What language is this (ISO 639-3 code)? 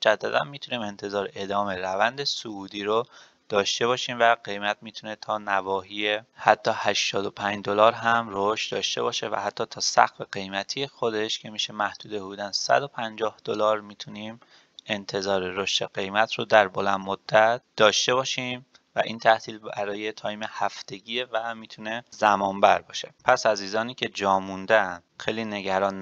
fas